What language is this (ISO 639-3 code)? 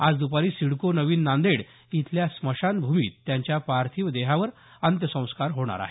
mar